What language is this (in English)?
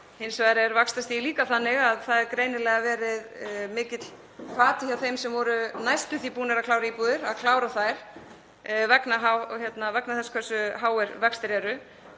Icelandic